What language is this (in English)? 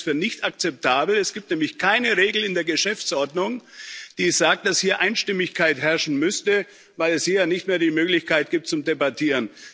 German